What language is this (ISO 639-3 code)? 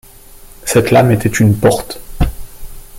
fra